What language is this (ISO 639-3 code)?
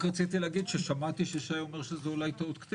heb